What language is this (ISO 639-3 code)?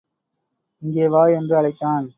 tam